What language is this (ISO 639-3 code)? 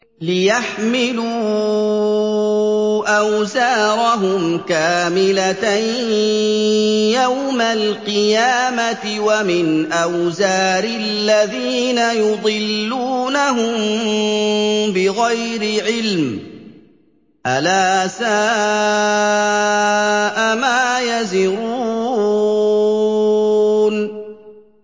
ara